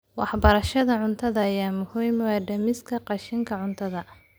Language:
Somali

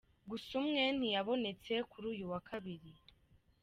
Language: Kinyarwanda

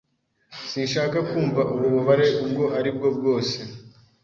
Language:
Kinyarwanda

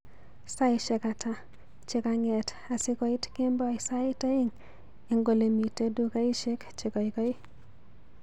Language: Kalenjin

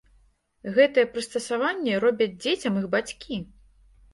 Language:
Belarusian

